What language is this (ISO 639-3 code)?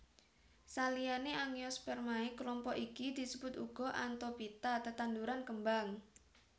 jav